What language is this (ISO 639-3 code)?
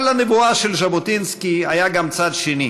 heb